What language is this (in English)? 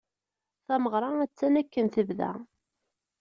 Kabyle